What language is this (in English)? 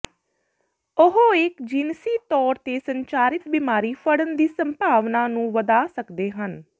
Punjabi